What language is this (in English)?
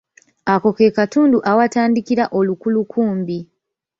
Ganda